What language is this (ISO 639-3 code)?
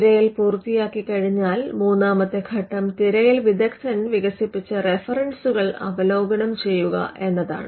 mal